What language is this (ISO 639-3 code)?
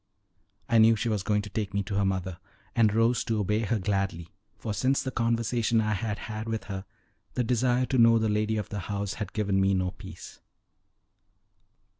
eng